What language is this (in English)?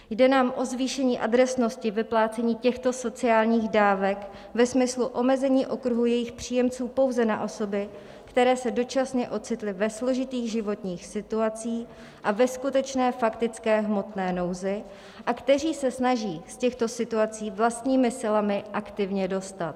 Czech